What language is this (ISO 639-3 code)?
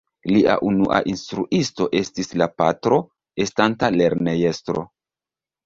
epo